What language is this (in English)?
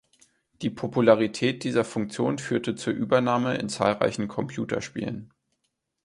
German